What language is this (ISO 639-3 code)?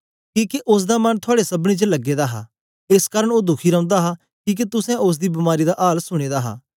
doi